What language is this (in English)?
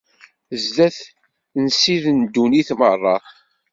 Kabyle